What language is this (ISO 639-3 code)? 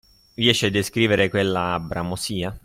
ita